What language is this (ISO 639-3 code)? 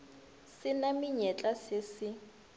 nso